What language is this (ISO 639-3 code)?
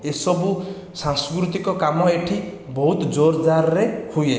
ori